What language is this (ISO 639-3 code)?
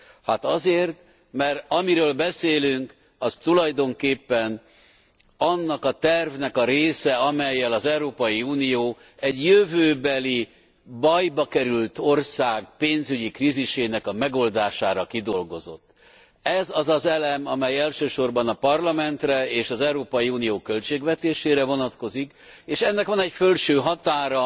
hun